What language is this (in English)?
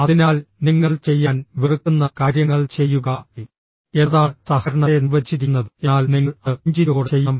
Malayalam